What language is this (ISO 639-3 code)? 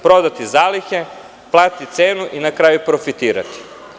srp